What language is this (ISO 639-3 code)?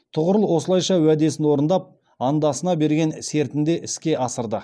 kaz